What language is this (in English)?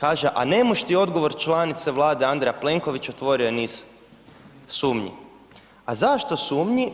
Croatian